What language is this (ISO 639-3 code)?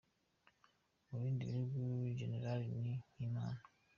kin